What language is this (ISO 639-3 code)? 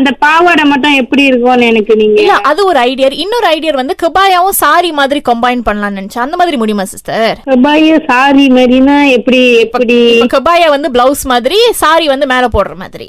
tam